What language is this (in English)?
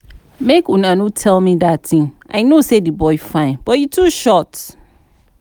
Nigerian Pidgin